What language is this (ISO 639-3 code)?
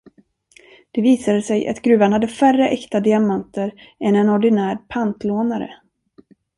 swe